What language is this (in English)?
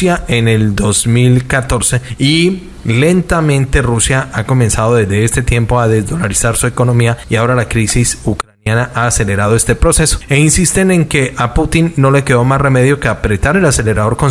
Spanish